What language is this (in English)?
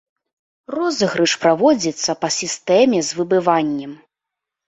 Belarusian